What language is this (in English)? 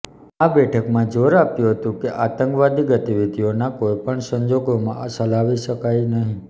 Gujarati